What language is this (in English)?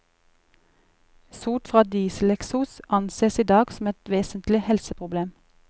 Norwegian